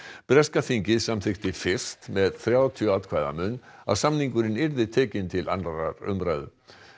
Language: Icelandic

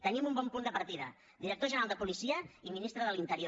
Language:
Catalan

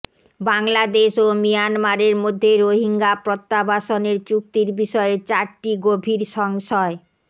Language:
Bangla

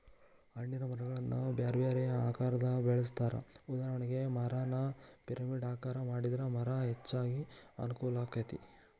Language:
Kannada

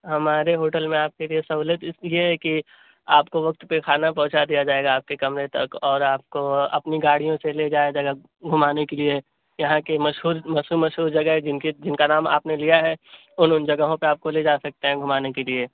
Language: Urdu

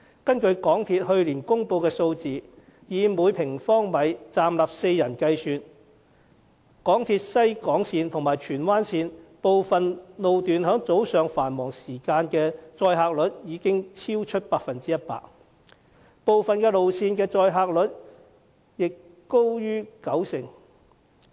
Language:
Cantonese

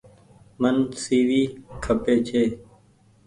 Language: Goaria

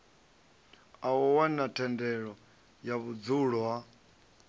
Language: Venda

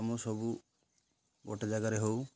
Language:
Odia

